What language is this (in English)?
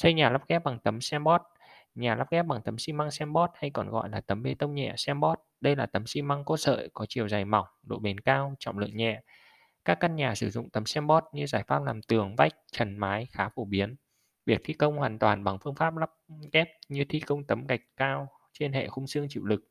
Vietnamese